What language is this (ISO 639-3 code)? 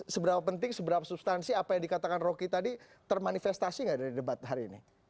ind